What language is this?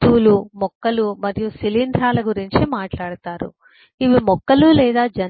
Telugu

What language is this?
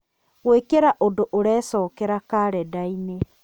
Kikuyu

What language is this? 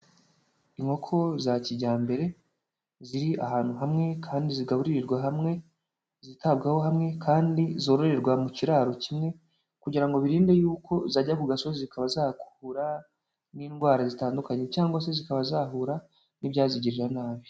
Kinyarwanda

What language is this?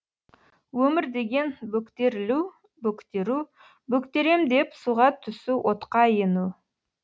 Kazakh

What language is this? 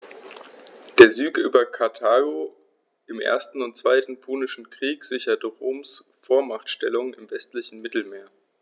German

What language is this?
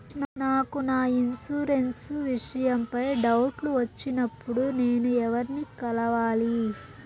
Telugu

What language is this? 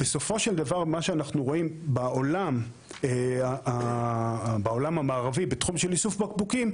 Hebrew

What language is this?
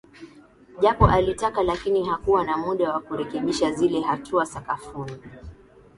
Swahili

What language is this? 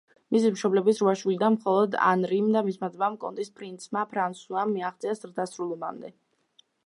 Georgian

